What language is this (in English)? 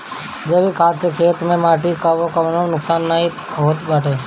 Bhojpuri